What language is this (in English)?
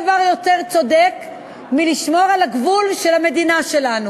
Hebrew